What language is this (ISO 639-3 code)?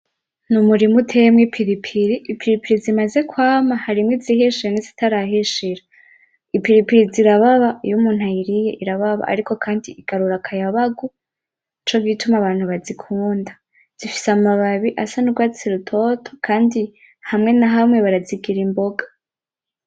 run